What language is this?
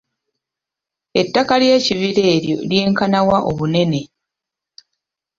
Ganda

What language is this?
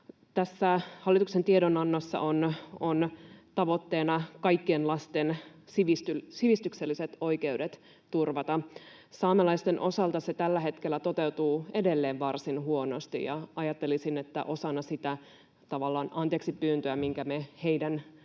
Finnish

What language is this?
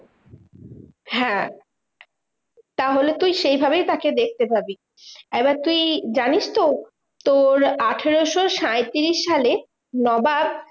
Bangla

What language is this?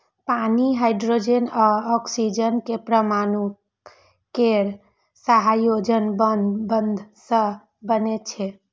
Maithili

